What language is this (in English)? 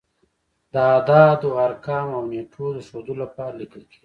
Pashto